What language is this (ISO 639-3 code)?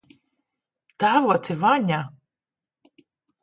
lav